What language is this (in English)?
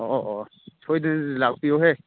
Manipuri